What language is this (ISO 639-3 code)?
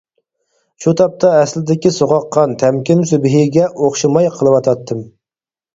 uig